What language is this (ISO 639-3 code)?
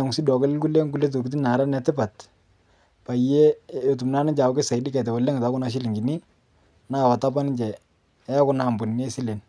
mas